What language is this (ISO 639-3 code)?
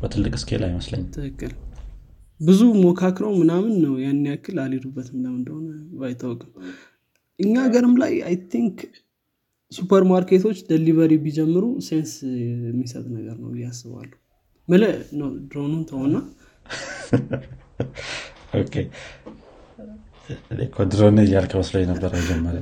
amh